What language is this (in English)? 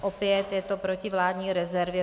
Czech